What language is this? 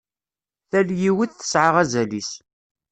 Kabyle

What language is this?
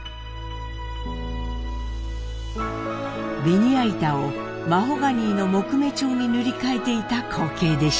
Japanese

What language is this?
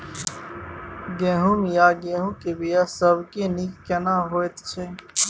Maithili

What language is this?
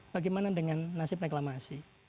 Indonesian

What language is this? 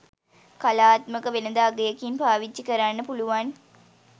Sinhala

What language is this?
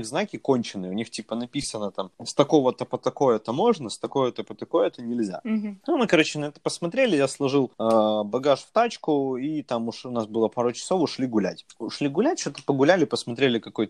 Russian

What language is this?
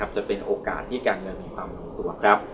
Thai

